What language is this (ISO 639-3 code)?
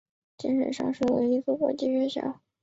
zho